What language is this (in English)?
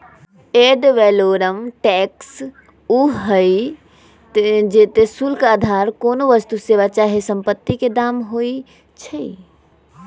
Magahi